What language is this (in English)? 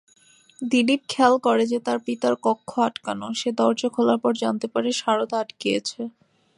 Bangla